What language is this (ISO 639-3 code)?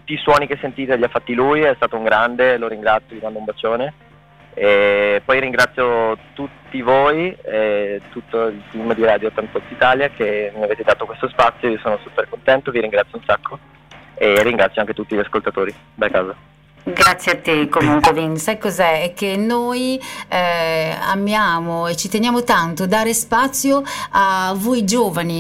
ita